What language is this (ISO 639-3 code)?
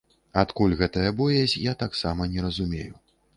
bel